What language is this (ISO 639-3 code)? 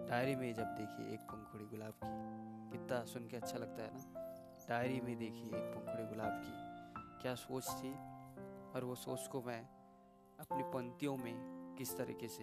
hin